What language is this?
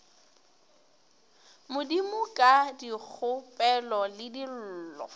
Northern Sotho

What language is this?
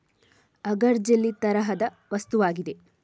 Kannada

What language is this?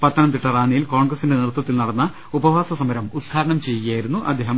Malayalam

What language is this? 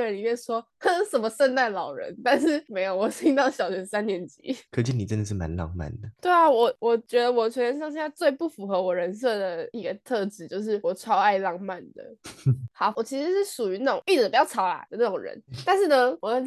Chinese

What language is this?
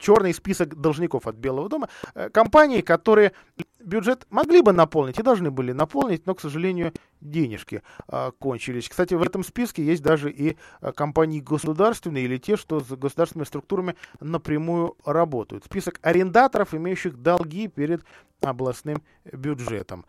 Russian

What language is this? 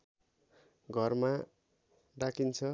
Nepali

